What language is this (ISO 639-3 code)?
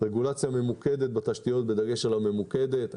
heb